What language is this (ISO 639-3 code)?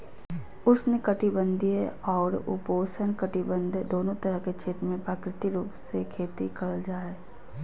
mag